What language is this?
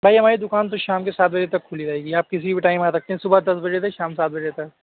Urdu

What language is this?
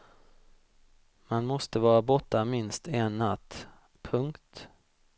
Swedish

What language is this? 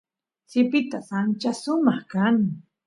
Santiago del Estero Quichua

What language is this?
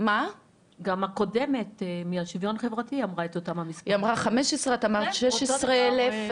Hebrew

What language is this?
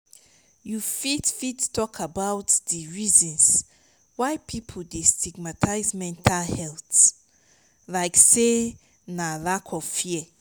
Nigerian Pidgin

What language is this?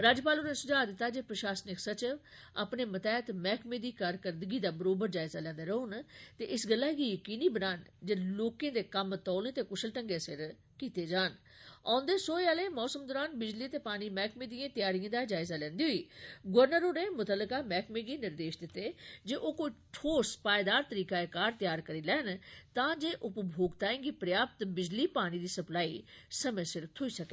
Dogri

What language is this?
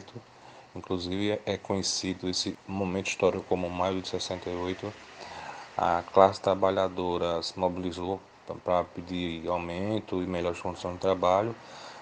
Portuguese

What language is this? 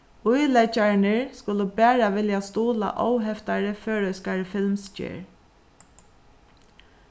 Faroese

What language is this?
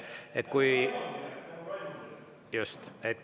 Estonian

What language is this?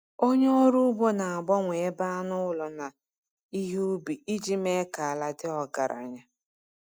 Igbo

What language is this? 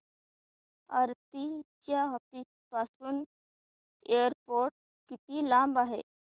Marathi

